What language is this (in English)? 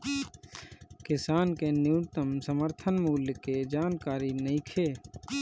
Bhojpuri